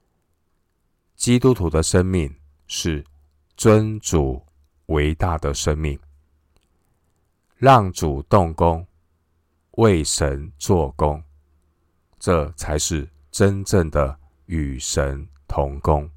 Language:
Chinese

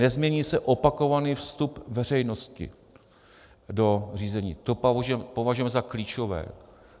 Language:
Czech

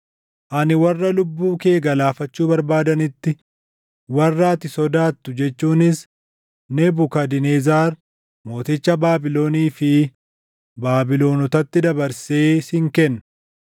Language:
Oromo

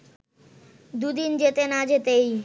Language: Bangla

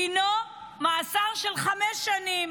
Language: Hebrew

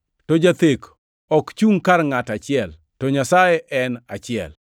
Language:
Luo (Kenya and Tanzania)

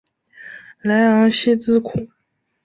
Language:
Chinese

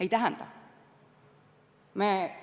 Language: Estonian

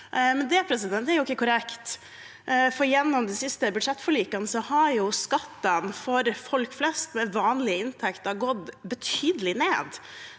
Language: Norwegian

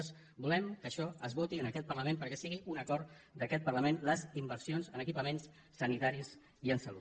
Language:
Catalan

